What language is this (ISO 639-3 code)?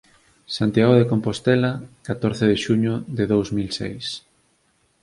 glg